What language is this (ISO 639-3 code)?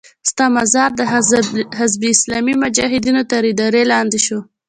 pus